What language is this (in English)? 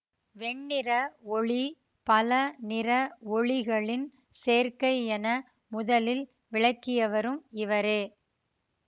Tamil